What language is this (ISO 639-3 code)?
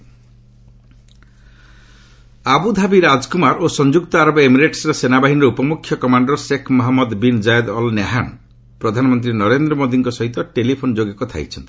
ori